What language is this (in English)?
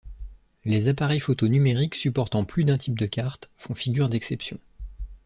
French